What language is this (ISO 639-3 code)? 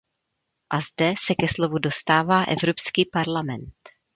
ces